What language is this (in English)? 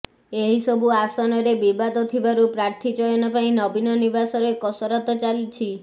Odia